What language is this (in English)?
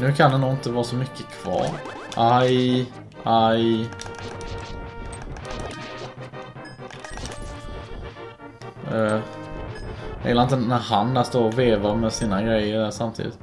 Swedish